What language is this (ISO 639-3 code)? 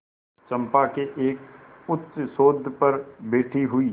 hin